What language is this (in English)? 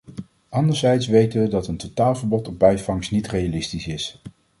Dutch